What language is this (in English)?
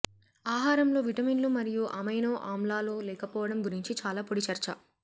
Telugu